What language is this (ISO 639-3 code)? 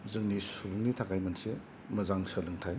brx